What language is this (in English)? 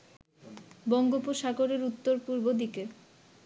Bangla